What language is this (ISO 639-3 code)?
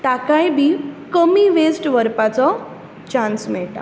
kok